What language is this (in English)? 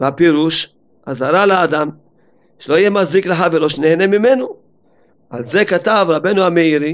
Hebrew